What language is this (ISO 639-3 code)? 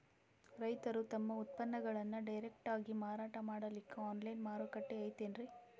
kan